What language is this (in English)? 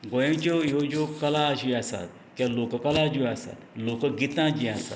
Konkani